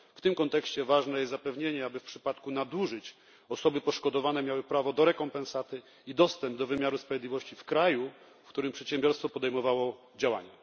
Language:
Polish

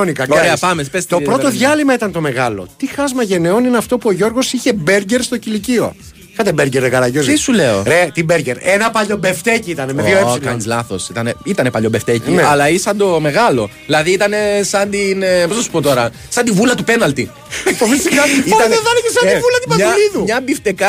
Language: Greek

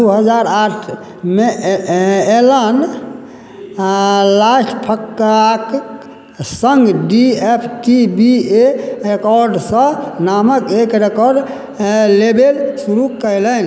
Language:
Maithili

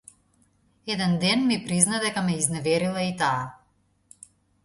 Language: Macedonian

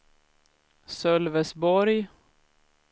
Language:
Swedish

